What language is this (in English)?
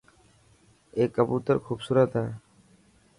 Dhatki